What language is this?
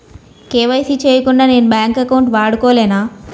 Telugu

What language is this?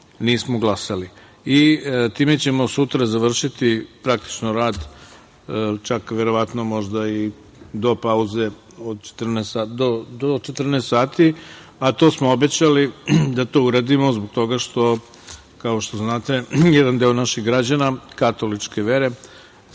Serbian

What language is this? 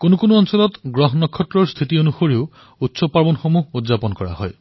Assamese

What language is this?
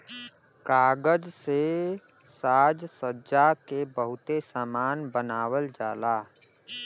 Bhojpuri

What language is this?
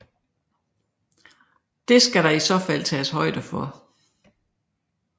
Danish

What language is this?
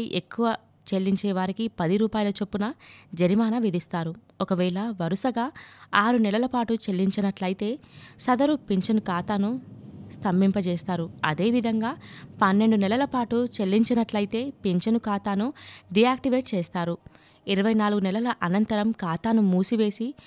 Telugu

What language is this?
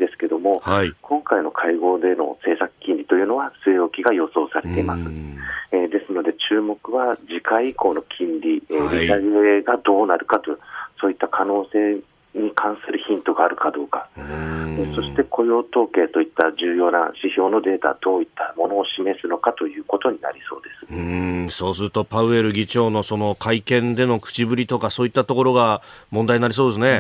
Japanese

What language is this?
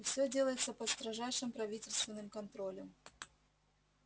Russian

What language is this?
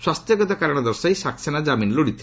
Odia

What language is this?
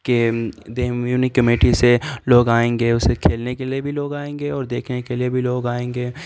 Urdu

